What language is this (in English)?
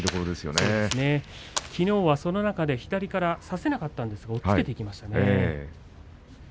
Japanese